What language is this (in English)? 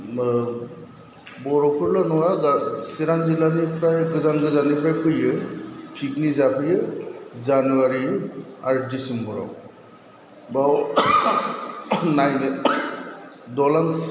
Bodo